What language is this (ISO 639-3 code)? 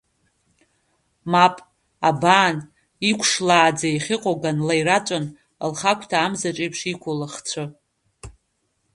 abk